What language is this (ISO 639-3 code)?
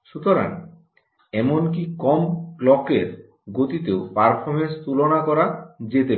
ben